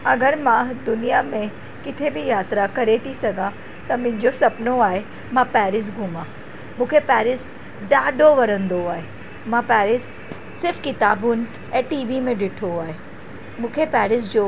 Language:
Sindhi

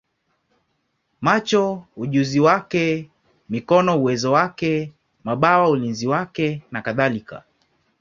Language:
Swahili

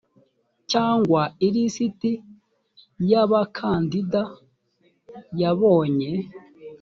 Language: Kinyarwanda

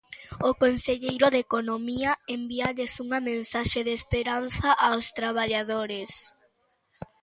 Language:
Galician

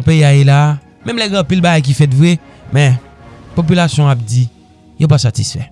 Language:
French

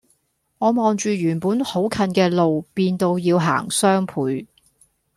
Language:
Cantonese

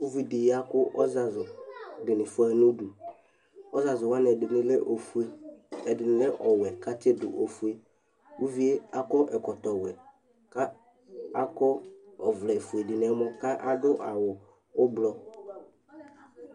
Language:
Ikposo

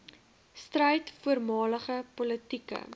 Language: Afrikaans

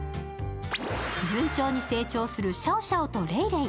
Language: Japanese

